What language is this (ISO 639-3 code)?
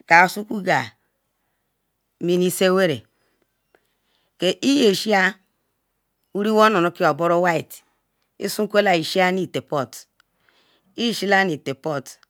ikw